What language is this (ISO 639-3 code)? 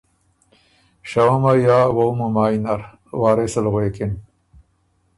oru